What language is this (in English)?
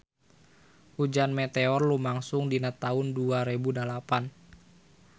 Sundanese